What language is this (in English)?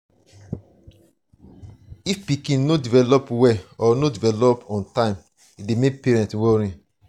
Nigerian Pidgin